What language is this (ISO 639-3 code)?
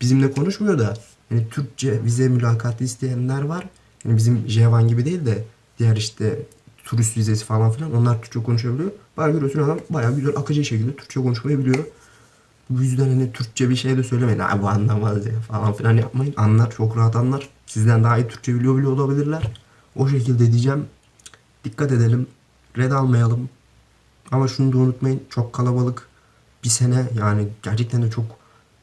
tur